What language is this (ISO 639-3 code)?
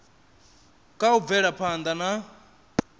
ven